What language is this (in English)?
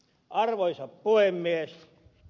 Finnish